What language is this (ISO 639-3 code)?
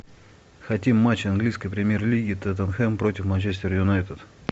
rus